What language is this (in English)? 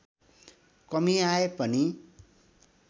Nepali